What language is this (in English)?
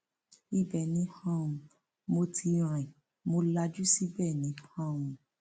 Yoruba